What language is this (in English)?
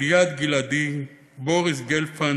Hebrew